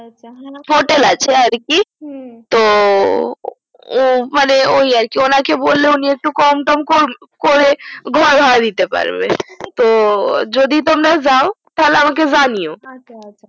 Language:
Bangla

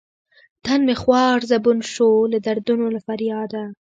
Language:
Pashto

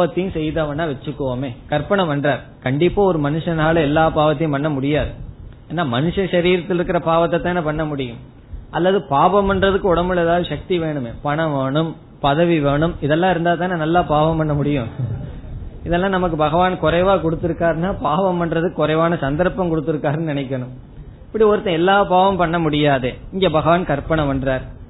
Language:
Tamil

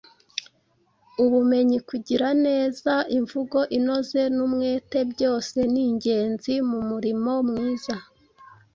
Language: Kinyarwanda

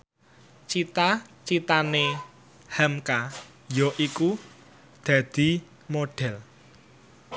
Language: Javanese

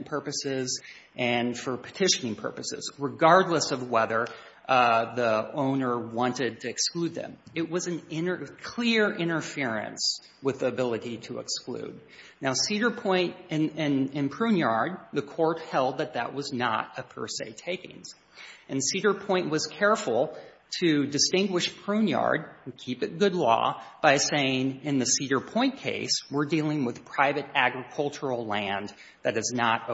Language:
English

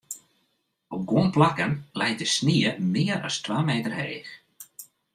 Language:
Western Frisian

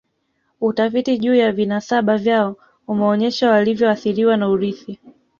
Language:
Swahili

